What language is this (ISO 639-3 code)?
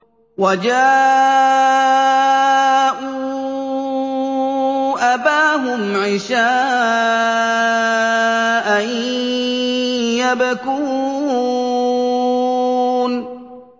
ara